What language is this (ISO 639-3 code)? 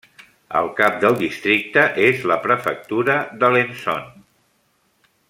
cat